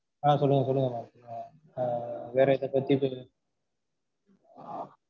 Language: Tamil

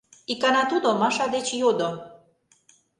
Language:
Mari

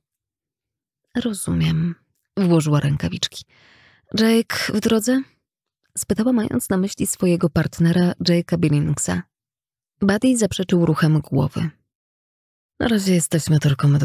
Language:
Polish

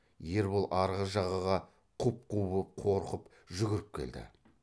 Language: Kazakh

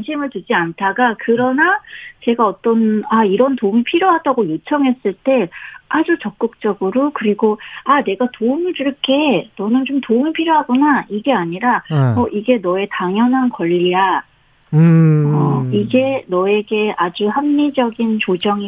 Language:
Korean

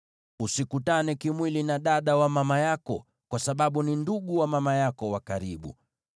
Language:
Swahili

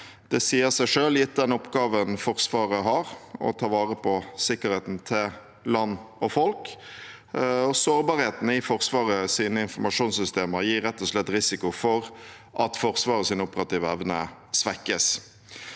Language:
Norwegian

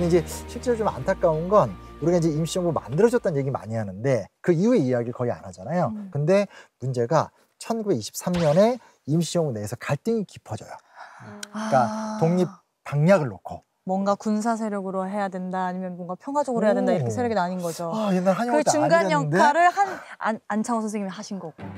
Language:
Korean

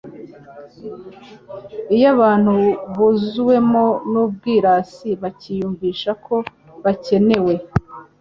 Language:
Kinyarwanda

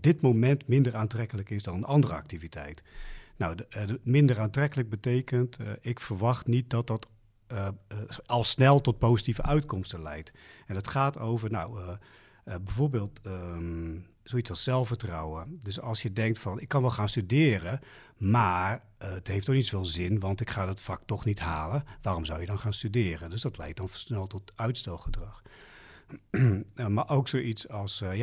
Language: Dutch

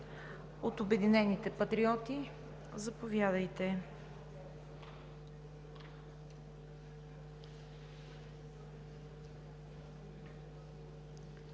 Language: Bulgarian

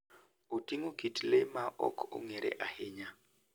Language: Luo (Kenya and Tanzania)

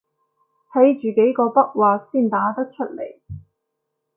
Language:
Cantonese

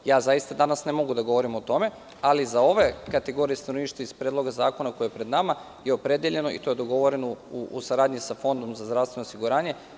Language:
Serbian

